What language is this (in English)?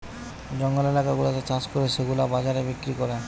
Bangla